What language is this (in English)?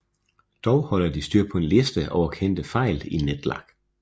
Danish